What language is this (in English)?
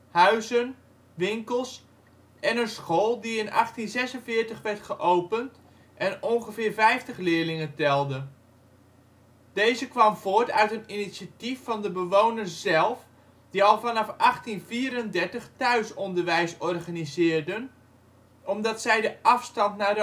Dutch